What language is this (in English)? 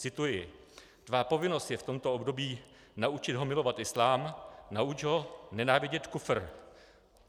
Czech